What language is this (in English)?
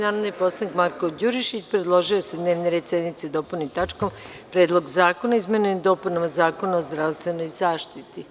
Serbian